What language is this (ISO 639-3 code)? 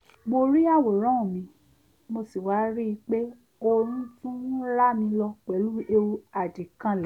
yor